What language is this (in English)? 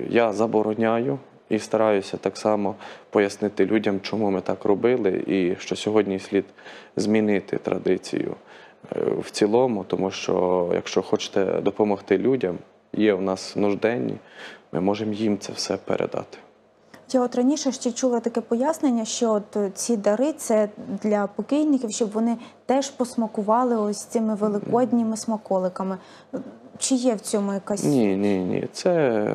Ukrainian